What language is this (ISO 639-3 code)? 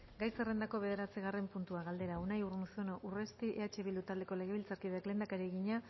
eus